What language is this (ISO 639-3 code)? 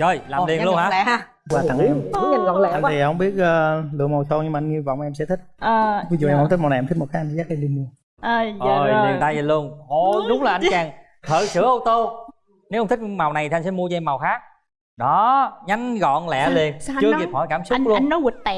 vie